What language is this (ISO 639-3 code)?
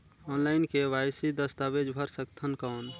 hne